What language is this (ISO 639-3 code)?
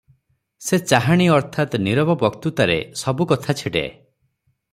ori